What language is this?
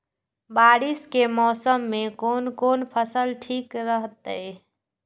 Maithili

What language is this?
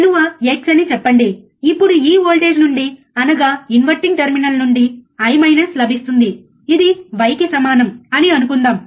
Telugu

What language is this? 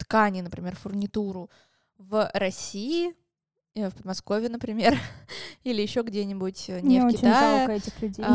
Russian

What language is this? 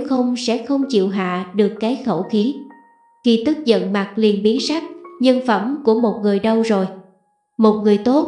Vietnamese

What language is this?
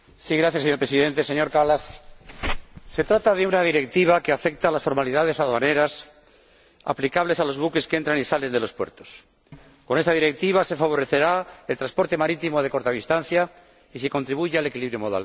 Spanish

